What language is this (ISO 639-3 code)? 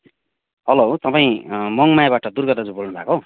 nep